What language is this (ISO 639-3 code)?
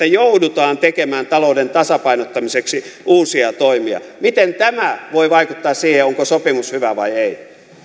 fin